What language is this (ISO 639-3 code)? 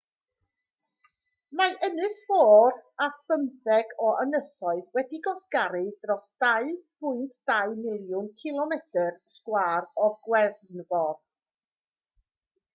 cym